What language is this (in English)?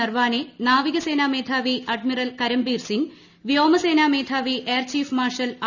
Malayalam